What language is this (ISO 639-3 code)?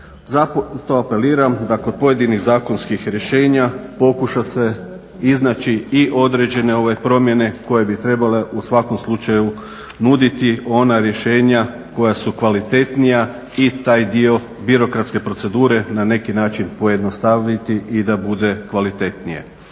hrv